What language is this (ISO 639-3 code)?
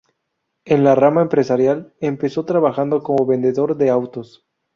spa